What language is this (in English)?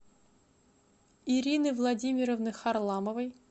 Russian